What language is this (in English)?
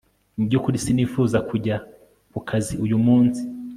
Kinyarwanda